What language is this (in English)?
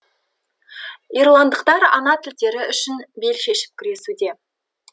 Kazakh